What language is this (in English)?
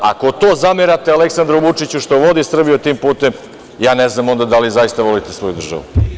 Serbian